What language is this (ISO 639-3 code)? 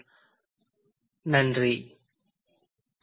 tam